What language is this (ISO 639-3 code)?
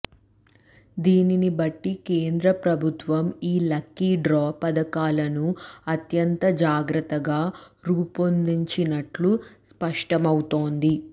tel